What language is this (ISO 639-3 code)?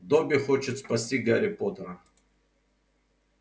rus